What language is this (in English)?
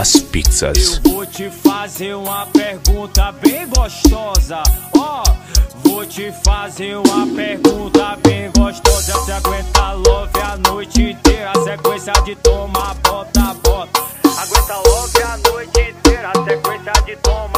Portuguese